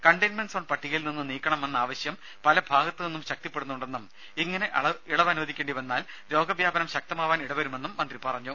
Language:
Malayalam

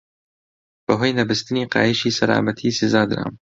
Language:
Central Kurdish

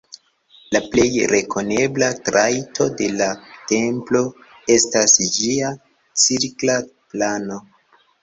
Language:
Esperanto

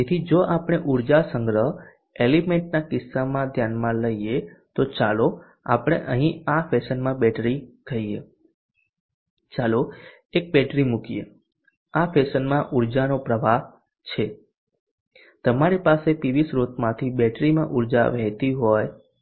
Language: Gujarati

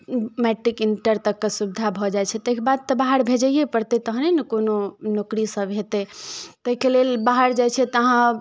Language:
Maithili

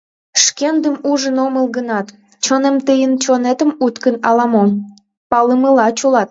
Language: Mari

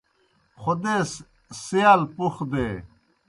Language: Kohistani Shina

